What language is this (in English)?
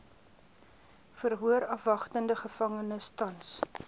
Afrikaans